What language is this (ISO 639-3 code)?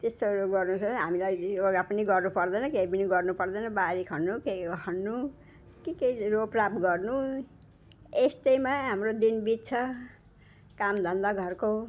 nep